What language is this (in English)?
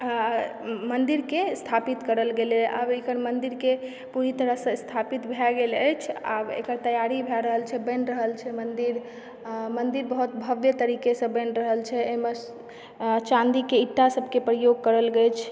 Maithili